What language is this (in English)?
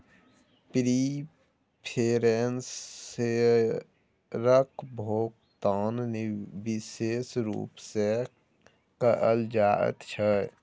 Maithili